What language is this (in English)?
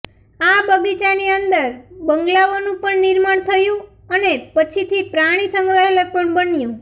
Gujarati